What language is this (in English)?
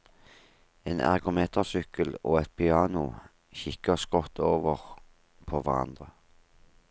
Norwegian